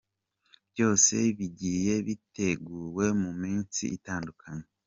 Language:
Kinyarwanda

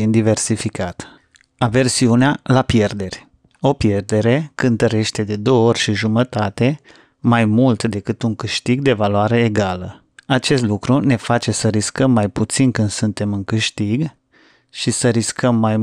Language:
Romanian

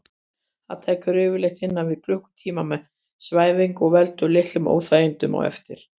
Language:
Icelandic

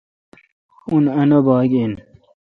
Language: Kalkoti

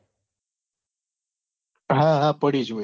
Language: Gujarati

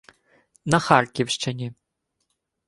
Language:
Ukrainian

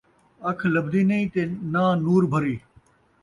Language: Saraiki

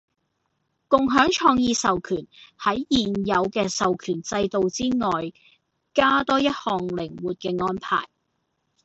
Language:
Cantonese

